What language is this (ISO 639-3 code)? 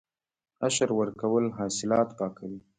pus